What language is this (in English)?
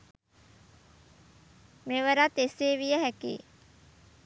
Sinhala